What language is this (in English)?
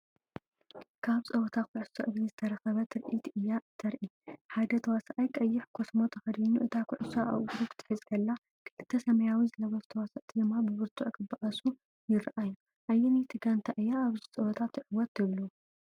Tigrinya